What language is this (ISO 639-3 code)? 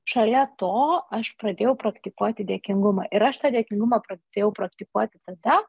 lit